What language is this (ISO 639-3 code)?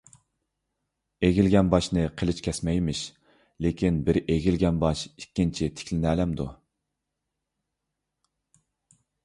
uig